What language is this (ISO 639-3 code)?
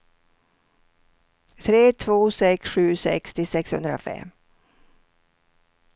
swe